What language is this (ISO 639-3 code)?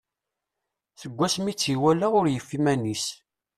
kab